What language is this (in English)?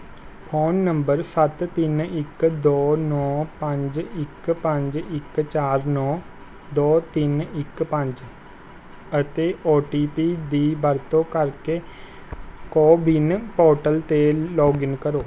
Punjabi